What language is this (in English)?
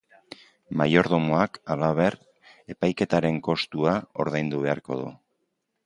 Basque